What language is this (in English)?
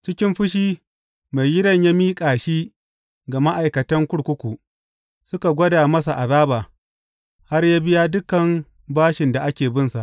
Hausa